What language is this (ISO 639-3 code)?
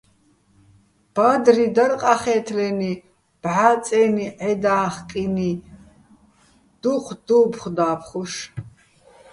bbl